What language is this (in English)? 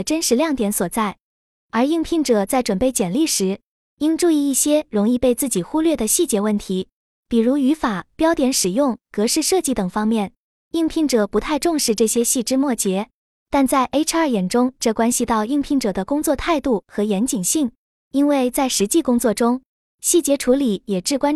Chinese